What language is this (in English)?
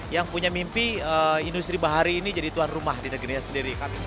Indonesian